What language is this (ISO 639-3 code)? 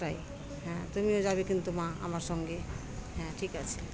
ben